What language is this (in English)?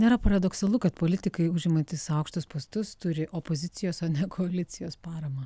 Lithuanian